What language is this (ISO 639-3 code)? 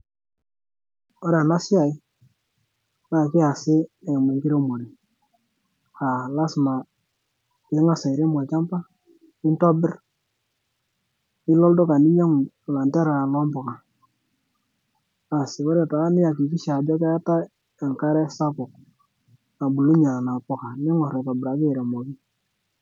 mas